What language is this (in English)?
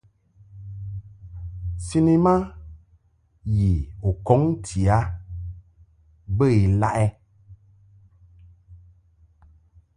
Mungaka